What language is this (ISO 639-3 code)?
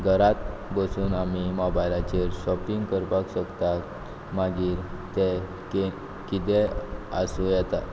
kok